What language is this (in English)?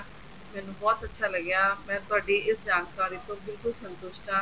Punjabi